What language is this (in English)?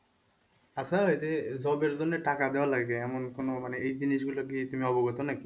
Bangla